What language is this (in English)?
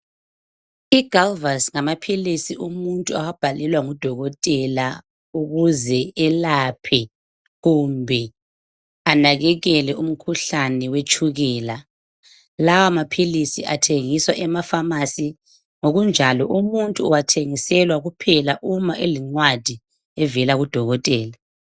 North Ndebele